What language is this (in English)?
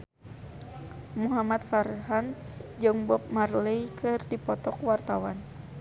Sundanese